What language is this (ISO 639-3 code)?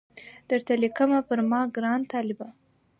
pus